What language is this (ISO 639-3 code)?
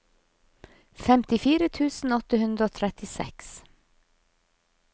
nor